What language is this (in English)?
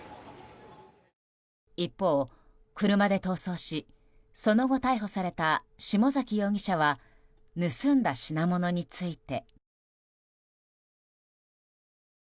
Japanese